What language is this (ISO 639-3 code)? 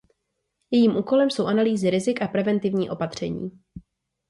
ces